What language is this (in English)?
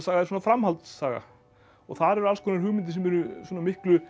Icelandic